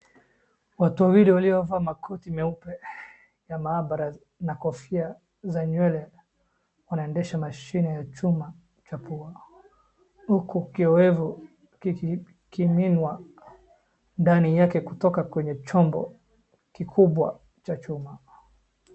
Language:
Swahili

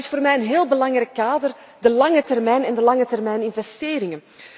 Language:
Dutch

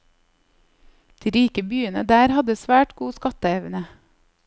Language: Norwegian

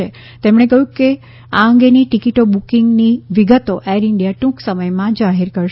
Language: Gujarati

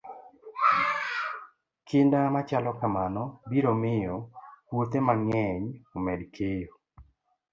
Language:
Luo (Kenya and Tanzania)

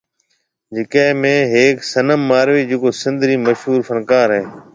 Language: Marwari (Pakistan)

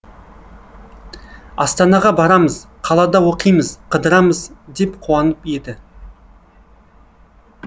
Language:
Kazakh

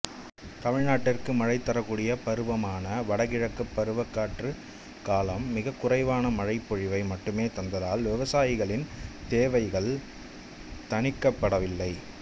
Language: Tamil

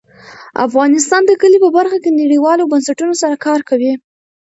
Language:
Pashto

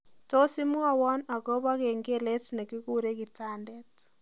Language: Kalenjin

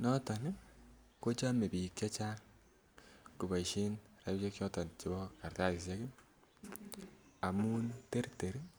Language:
Kalenjin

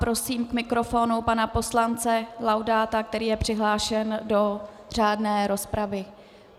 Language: Czech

